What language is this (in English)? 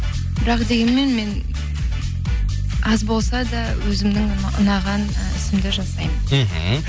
Kazakh